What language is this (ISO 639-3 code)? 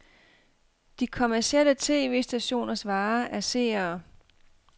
dan